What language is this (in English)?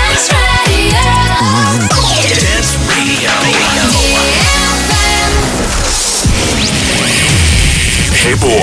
Russian